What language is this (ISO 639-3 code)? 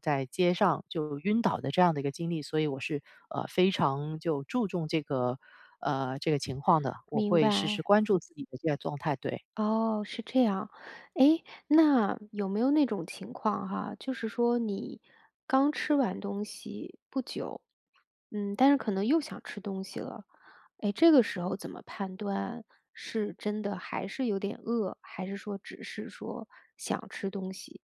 zho